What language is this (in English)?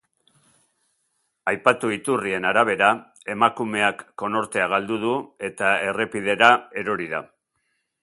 Basque